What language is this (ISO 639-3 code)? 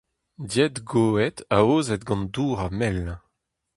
bre